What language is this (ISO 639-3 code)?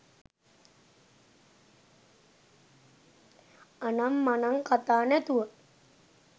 sin